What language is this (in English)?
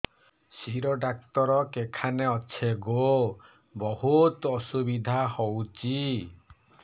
Odia